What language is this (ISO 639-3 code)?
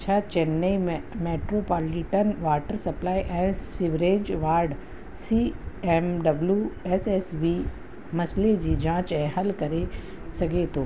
snd